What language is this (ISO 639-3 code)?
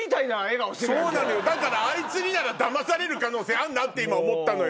jpn